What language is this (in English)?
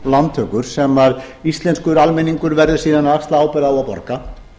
Icelandic